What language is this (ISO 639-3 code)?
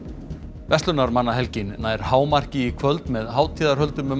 isl